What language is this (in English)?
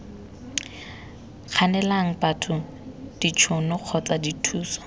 Tswana